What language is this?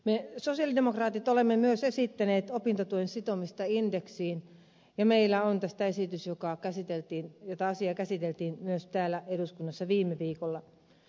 Finnish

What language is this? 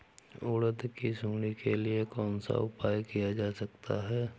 Hindi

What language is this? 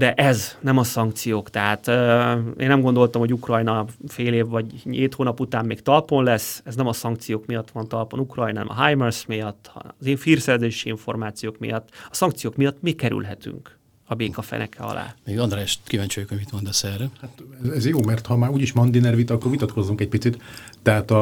Hungarian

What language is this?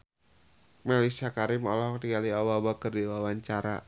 Sundanese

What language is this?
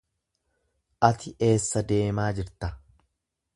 Oromo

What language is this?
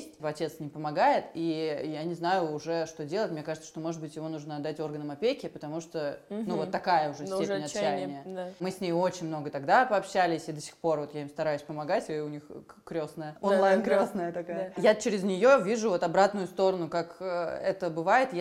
Russian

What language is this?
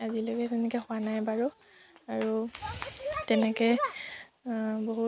Assamese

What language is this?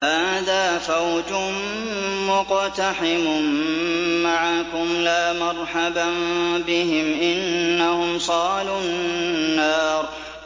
Arabic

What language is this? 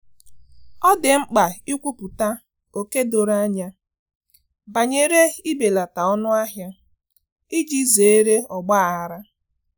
Igbo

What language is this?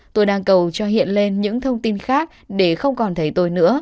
Vietnamese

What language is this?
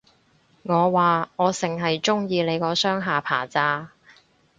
Cantonese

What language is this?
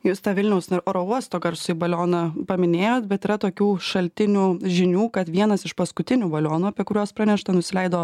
Lithuanian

